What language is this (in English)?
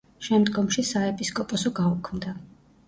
Georgian